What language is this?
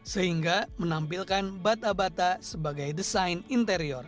Indonesian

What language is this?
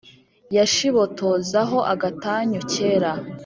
Kinyarwanda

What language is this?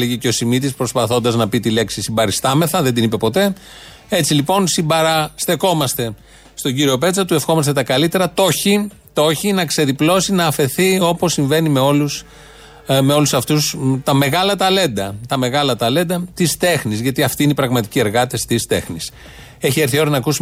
Greek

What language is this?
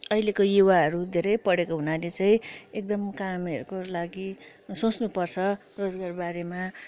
Nepali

